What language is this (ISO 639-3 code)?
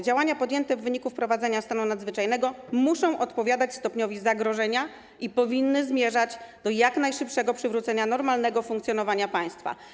pol